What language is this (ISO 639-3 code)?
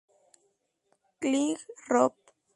spa